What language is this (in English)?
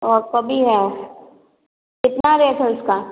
Hindi